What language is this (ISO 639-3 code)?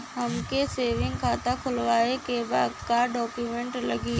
bho